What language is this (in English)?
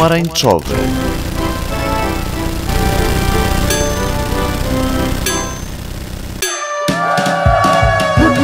Polish